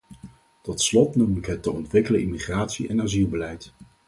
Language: Dutch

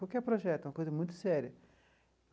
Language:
Portuguese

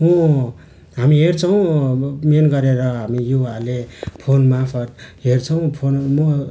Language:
Nepali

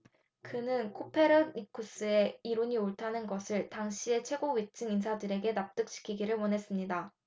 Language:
Korean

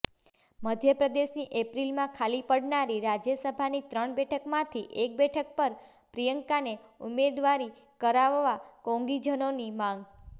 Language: Gujarati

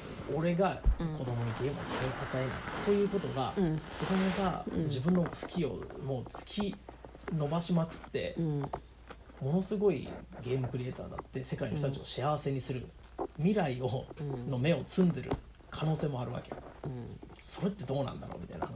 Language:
Japanese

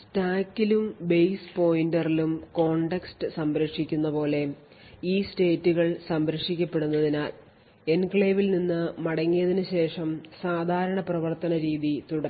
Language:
Malayalam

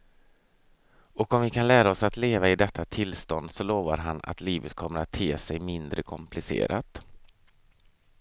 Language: Swedish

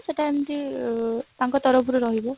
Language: Odia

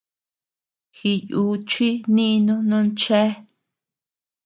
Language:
Tepeuxila Cuicatec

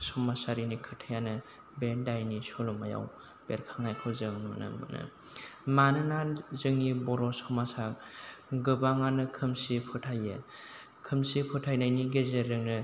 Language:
Bodo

